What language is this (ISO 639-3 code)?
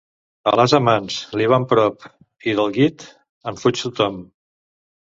cat